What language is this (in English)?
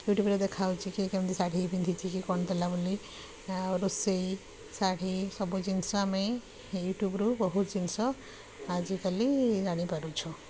Odia